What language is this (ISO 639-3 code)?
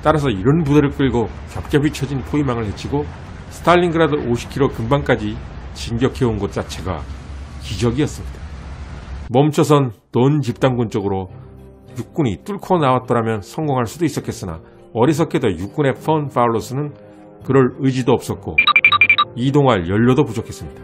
kor